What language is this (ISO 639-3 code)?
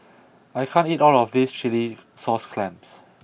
eng